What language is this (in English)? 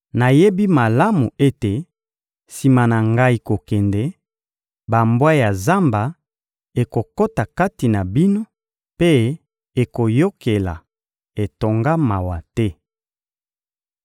Lingala